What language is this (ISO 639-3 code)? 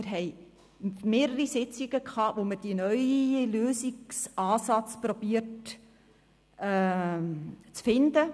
gsw